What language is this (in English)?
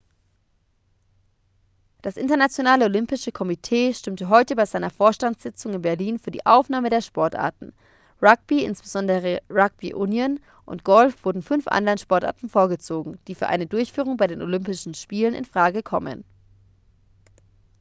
German